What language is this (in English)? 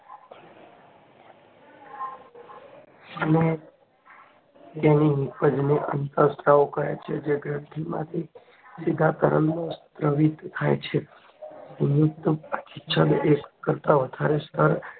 Gujarati